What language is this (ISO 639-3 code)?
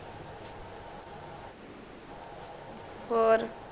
pan